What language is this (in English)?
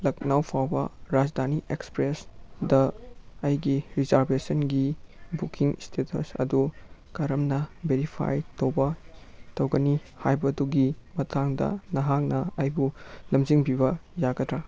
Manipuri